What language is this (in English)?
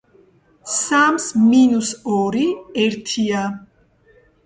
Georgian